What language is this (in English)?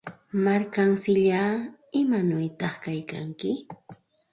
Santa Ana de Tusi Pasco Quechua